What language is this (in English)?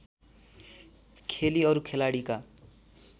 Nepali